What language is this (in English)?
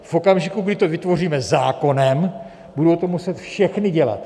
Czech